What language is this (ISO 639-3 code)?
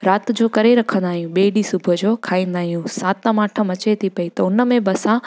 snd